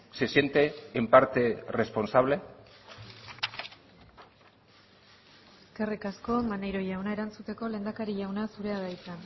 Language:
Basque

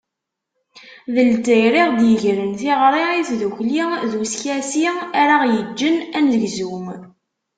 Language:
Kabyle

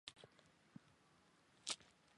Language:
Chinese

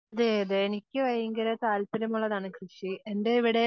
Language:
Malayalam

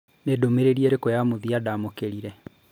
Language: Kikuyu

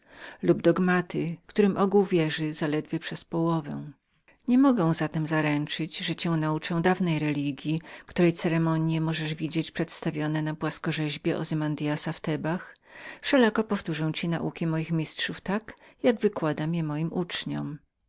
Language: Polish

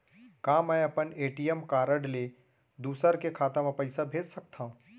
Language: Chhattisgarhi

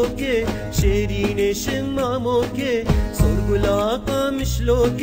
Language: Turkish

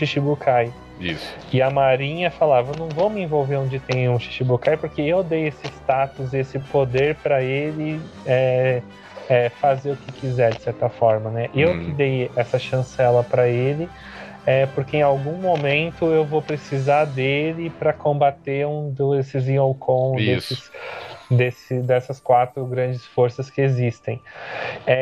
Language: Portuguese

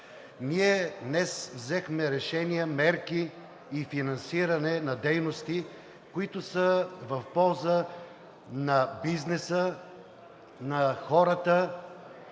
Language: Bulgarian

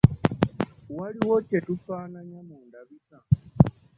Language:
Ganda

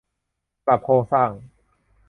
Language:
Thai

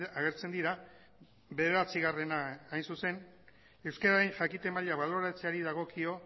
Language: Basque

